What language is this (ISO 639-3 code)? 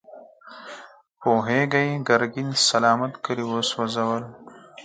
pus